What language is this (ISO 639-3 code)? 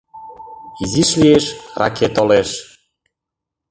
chm